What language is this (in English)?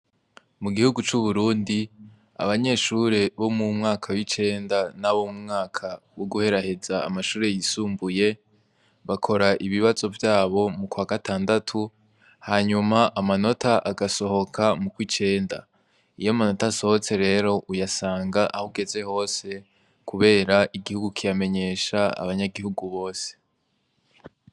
Rundi